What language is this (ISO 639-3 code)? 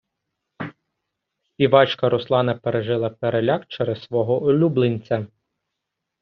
ukr